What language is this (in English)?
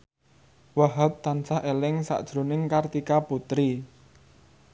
Javanese